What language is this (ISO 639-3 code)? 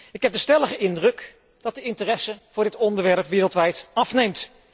nld